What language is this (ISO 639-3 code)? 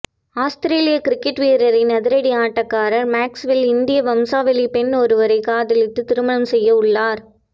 tam